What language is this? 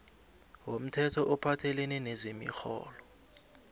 South Ndebele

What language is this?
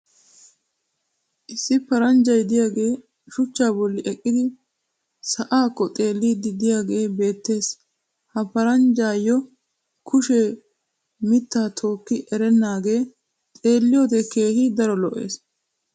Wolaytta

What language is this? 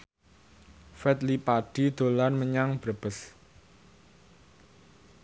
Javanese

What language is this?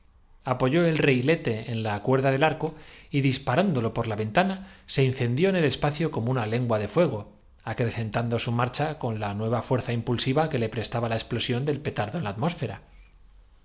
Spanish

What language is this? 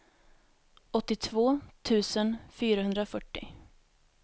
Swedish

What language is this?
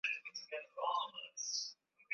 Swahili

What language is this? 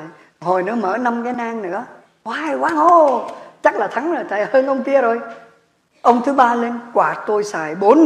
Vietnamese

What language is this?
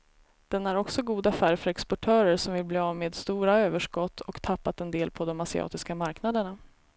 Swedish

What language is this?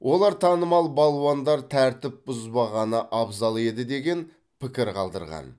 Kazakh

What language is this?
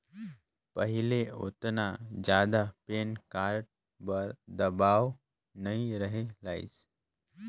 Chhattisgarhi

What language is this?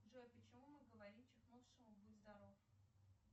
Russian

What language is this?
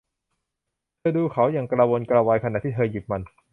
Thai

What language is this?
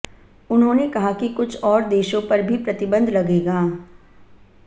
Hindi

